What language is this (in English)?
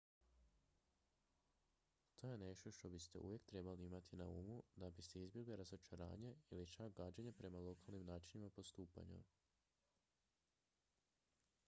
Croatian